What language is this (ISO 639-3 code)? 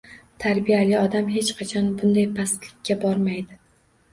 uzb